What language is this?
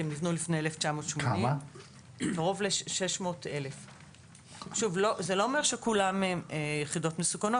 Hebrew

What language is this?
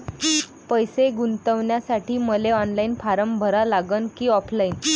Marathi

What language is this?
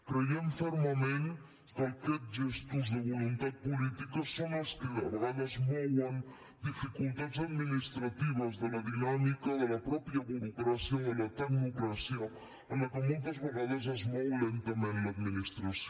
Catalan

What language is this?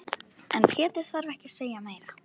Icelandic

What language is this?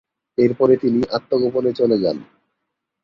Bangla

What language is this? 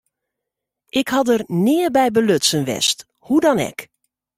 Western Frisian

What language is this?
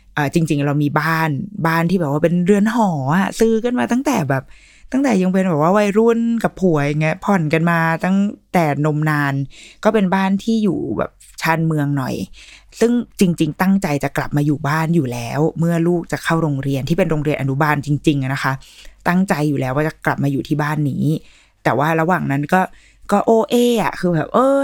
Thai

